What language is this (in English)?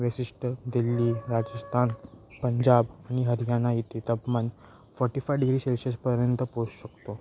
Marathi